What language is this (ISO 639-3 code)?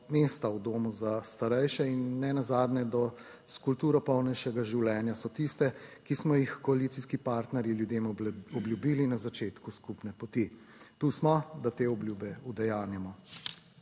slv